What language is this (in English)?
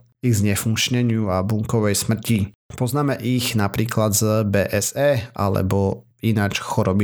Slovak